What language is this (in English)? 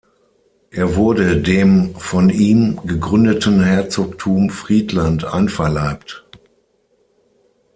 German